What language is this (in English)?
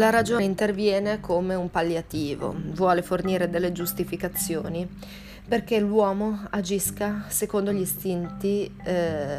Italian